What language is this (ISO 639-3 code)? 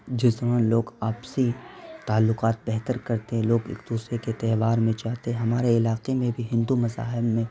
urd